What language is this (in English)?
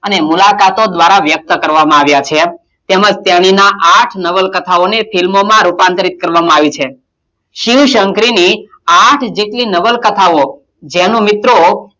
Gujarati